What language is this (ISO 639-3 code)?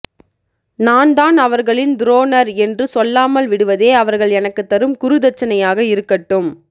tam